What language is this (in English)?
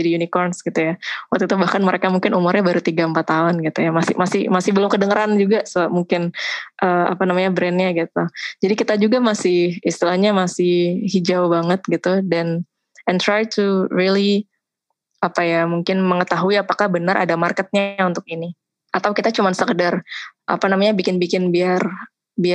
Indonesian